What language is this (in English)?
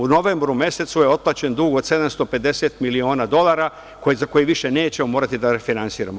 Serbian